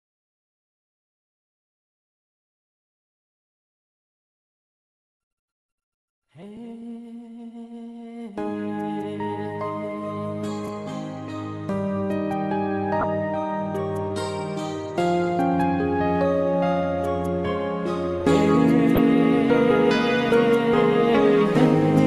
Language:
Romanian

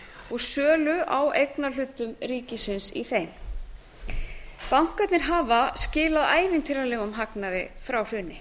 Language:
Icelandic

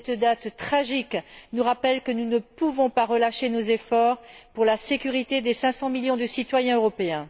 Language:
French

